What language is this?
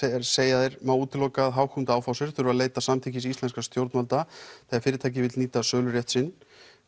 Icelandic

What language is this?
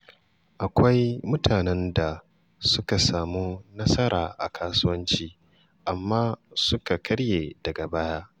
Hausa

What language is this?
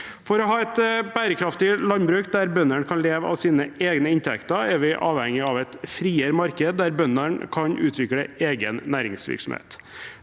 Norwegian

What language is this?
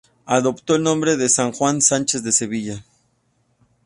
Spanish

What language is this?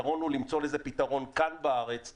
Hebrew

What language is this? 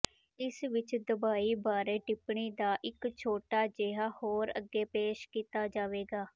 Punjabi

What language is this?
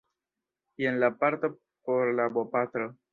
Esperanto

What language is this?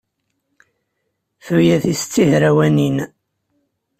Kabyle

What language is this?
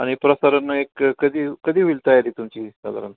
Marathi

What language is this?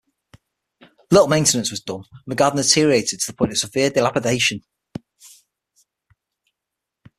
English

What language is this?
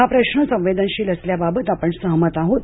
Marathi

